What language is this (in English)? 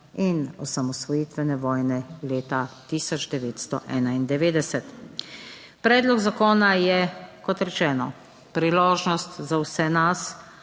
Slovenian